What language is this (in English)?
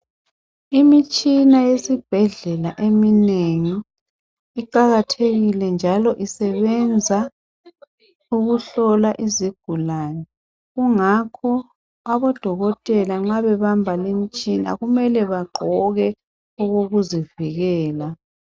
North Ndebele